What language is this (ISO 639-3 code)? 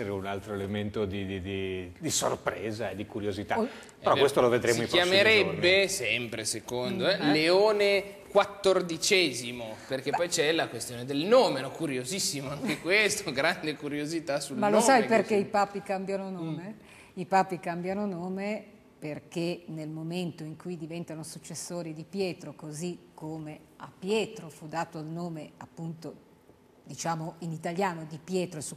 ita